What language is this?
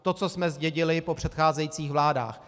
Czech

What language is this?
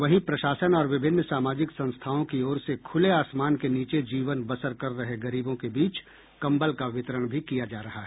Hindi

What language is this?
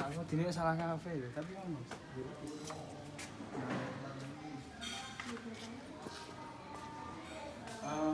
Indonesian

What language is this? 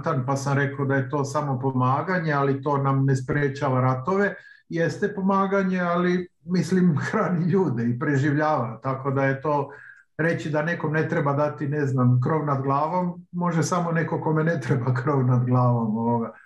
Croatian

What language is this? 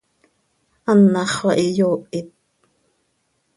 Seri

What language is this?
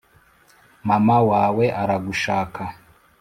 Kinyarwanda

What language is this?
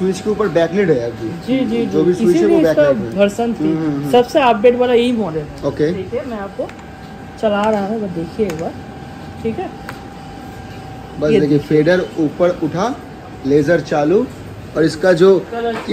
Hindi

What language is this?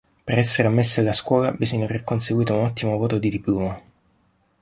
Italian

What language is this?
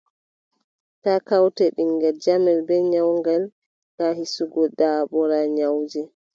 Adamawa Fulfulde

